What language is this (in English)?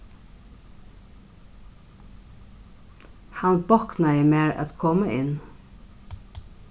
Faroese